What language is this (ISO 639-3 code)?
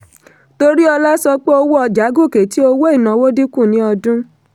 yor